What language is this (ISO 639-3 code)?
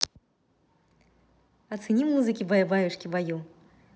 rus